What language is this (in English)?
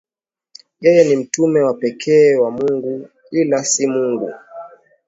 Swahili